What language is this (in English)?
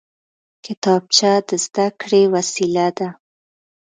Pashto